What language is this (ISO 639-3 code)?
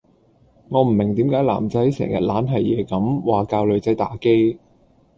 yue